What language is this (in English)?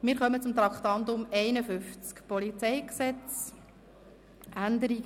Swiss German